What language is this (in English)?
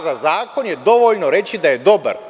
Serbian